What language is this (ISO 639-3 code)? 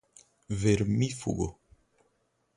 por